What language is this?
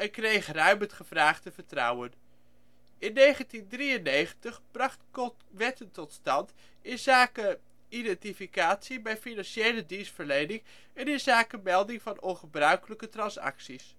Dutch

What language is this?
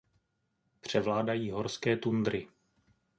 Czech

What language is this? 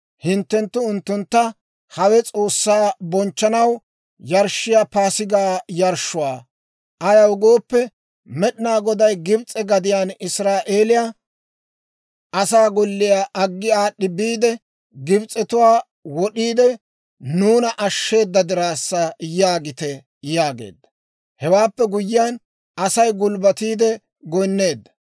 Dawro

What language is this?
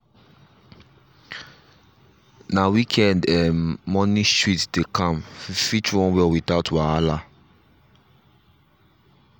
Nigerian Pidgin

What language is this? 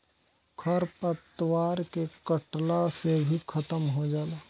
Bhojpuri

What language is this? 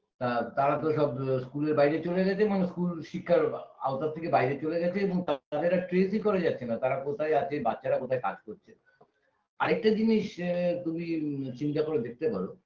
Bangla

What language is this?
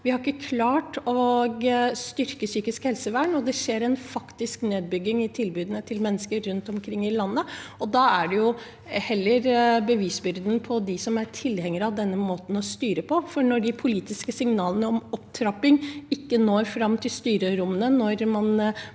Norwegian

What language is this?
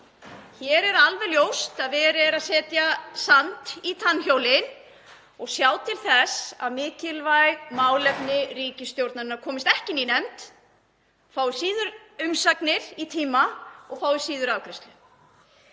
Icelandic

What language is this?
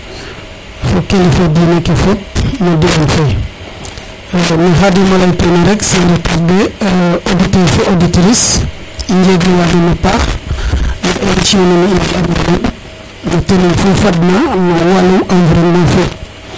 Serer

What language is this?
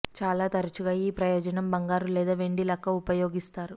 Telugu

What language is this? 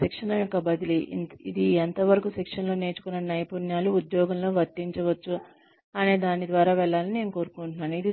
Telugu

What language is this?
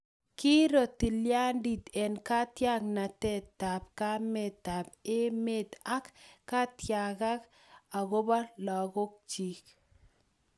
Kalenjin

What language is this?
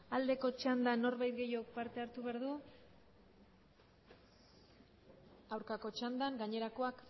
Basque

